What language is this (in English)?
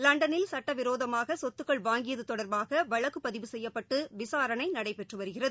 Tamil